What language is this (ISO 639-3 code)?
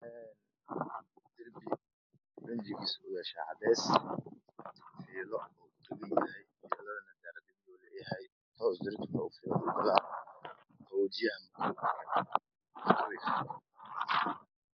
som